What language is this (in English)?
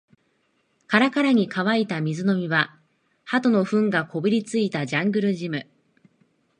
Japanese